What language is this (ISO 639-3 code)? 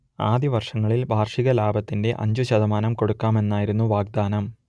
mal